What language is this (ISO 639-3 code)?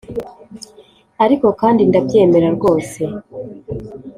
kin